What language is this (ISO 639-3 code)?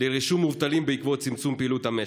heb